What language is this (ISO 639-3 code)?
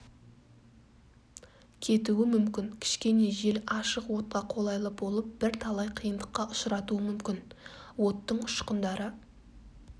kaz